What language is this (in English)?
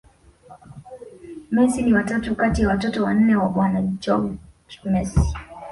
Swahili